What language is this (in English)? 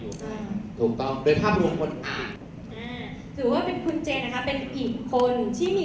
Thai